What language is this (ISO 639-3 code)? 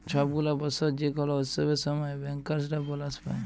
ben